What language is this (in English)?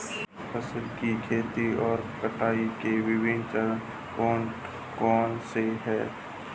Hindi